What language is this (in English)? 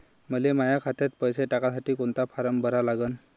Marathi